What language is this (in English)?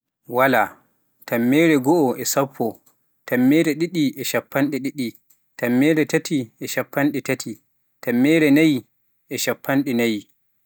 Pular